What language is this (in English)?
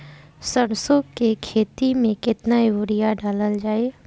Bhojpuri